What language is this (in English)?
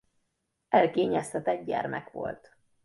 Hungarian